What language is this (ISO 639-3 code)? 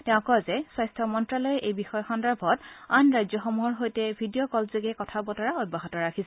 asm